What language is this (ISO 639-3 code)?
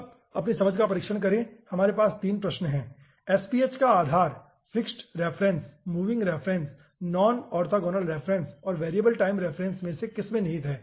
hin